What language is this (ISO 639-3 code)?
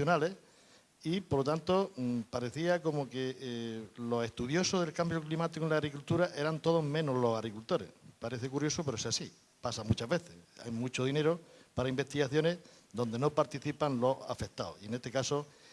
spa